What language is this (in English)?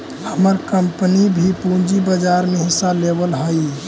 Magahi